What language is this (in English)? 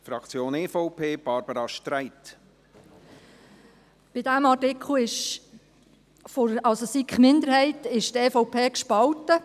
Swiss German